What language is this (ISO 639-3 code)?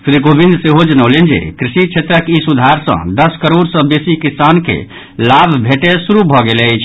mai